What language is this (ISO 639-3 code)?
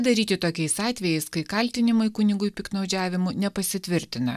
lit